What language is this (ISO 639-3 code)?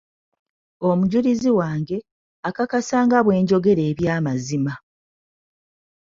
lug